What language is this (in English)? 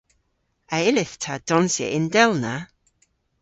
Cornish